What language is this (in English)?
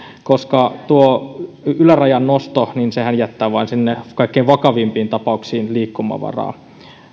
Finnish